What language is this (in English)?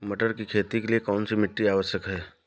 Hindi